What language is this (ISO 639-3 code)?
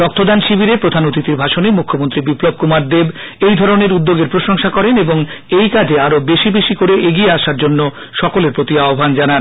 ben